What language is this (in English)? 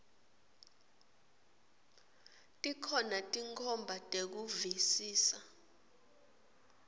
Swati